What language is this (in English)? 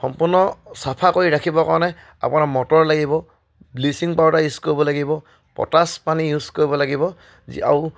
Assamese